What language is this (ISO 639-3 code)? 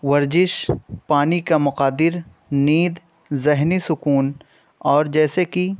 urd